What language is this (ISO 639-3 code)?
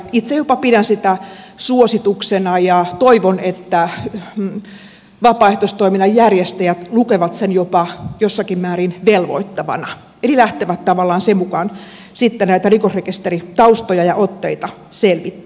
fin